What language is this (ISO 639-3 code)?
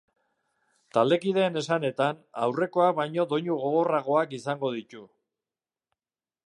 eus